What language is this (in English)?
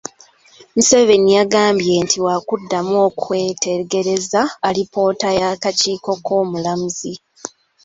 Ganda